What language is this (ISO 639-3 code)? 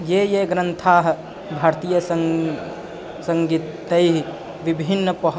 san